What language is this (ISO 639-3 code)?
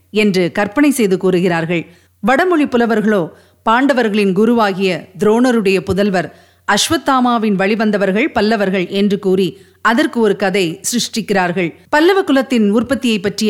tam